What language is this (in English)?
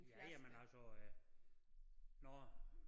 Danish